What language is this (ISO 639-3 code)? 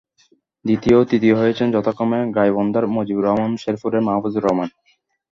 ben